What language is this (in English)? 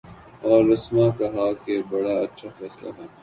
Urdu